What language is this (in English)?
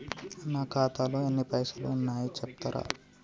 Telugu